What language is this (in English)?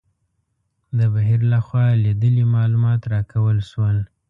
Pashto